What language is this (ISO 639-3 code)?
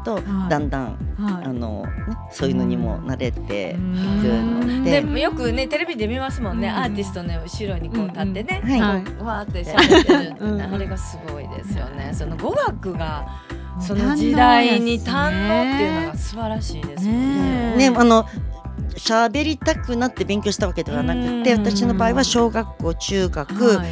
jpn